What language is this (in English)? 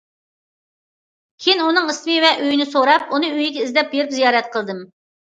Uyghur